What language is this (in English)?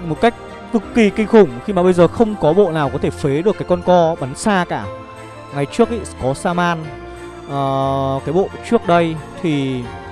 Vietnamese